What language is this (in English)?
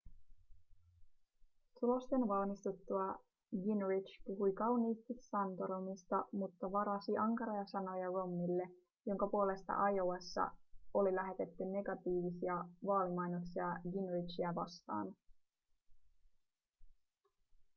Finnish